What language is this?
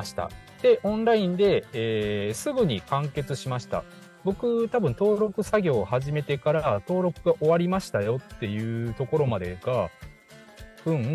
Japanese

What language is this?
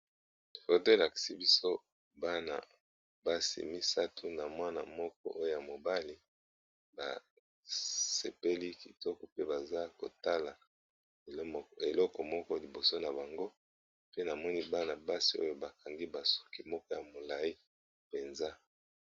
Lingala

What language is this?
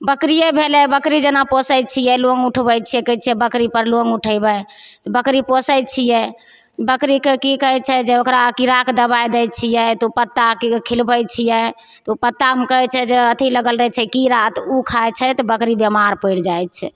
Maithili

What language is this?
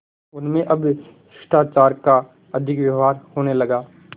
Hindi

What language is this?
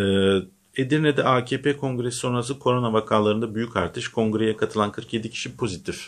Turkish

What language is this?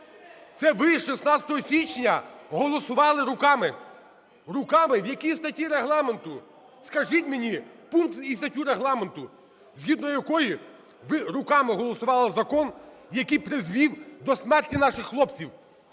Ukrainian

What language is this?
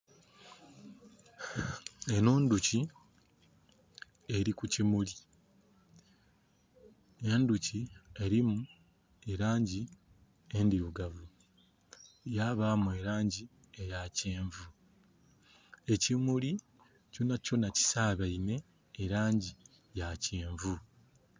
Soga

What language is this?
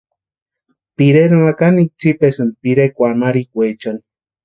Western Highland Purepecha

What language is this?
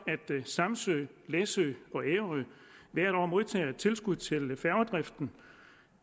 Danish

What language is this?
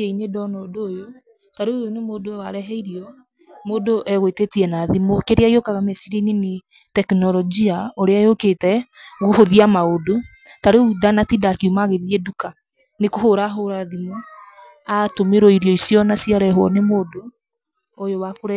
Kikuyu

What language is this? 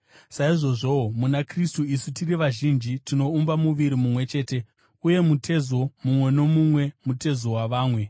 Shona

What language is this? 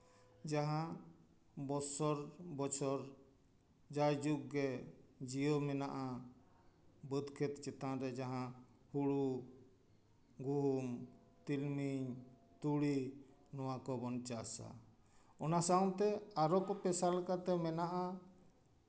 Santali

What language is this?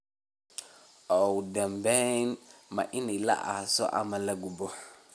Somali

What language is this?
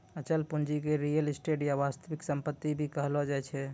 Maithili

